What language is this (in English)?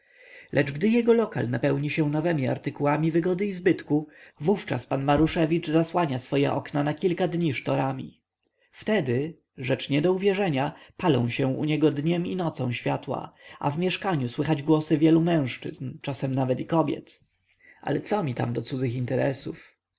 Polish